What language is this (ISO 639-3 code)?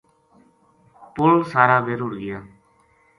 gju